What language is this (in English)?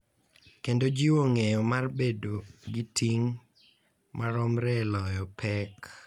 Luo (Kenya and Tanzania)